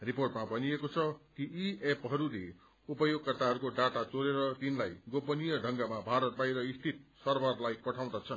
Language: Nepali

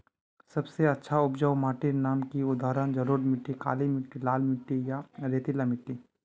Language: Magahi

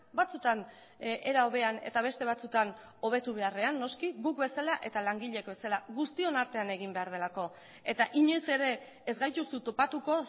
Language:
Basque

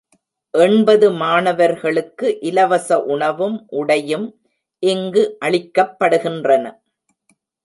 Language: Tamil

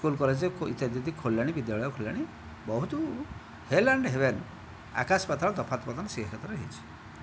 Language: Odia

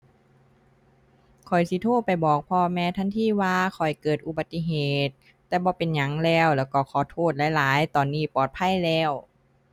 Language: Thai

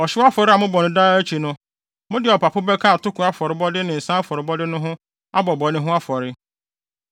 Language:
Akan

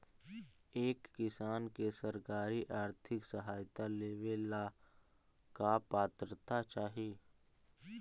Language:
Magahi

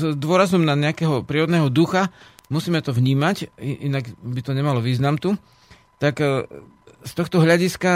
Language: Slovak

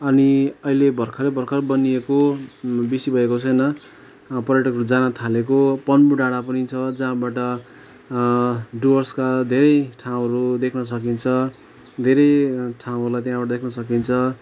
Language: Nepali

